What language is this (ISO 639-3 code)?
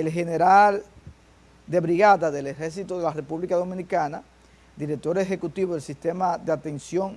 spa